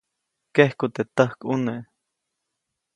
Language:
Copainalá Zoque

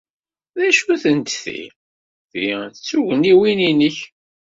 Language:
Kabyle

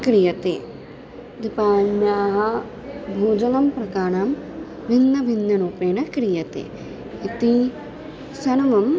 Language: Sanskrit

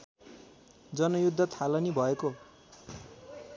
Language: Nepali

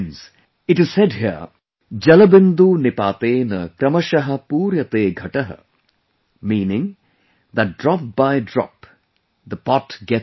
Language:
English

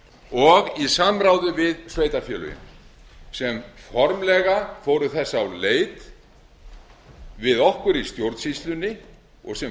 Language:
Icelandic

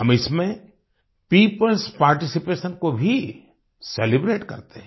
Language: Hindi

